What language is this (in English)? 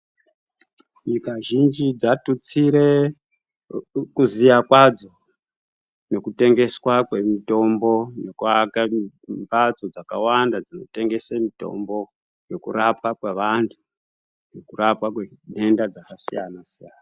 Ndau